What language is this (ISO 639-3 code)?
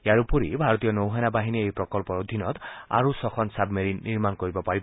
asm